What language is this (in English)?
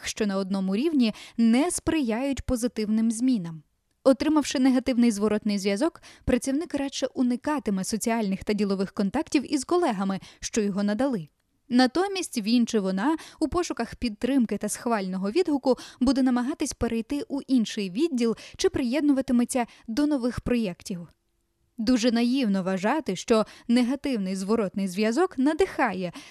Ukrainian